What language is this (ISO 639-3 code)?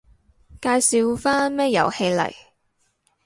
yue